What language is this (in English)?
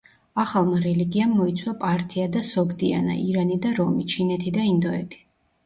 Georgian